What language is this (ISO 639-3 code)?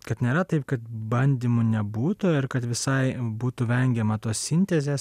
lit